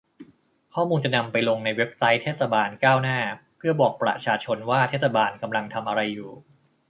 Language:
Thai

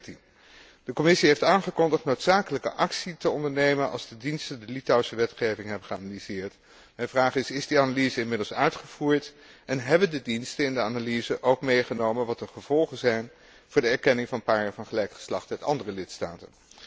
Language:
Dutch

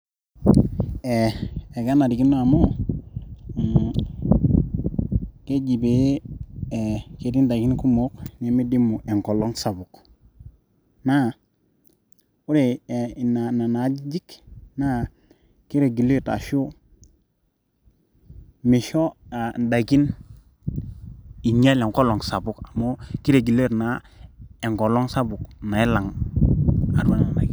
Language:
Masai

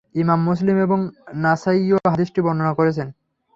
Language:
Bangla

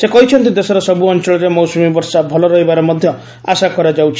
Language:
Odia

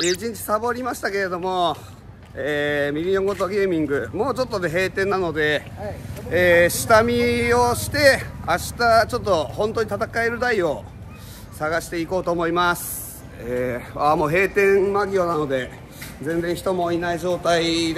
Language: Japanese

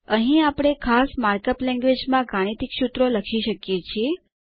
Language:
Gujarati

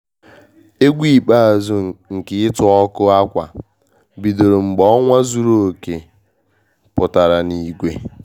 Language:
Igbo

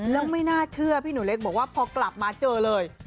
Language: Thai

